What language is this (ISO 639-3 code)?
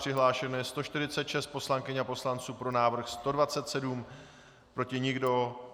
ces